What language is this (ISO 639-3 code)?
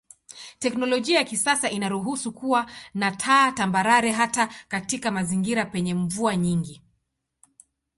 swa